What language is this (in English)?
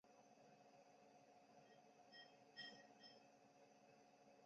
Chinese